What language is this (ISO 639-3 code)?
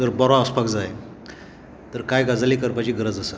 kok